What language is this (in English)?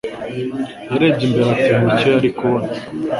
Kinyarwanda